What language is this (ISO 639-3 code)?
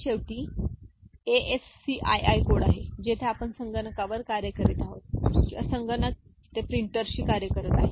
mar